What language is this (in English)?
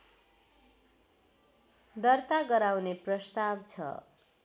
Nepali